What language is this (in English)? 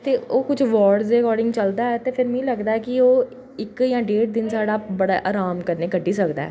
Dogri